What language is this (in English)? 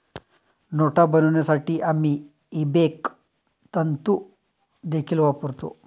Marathi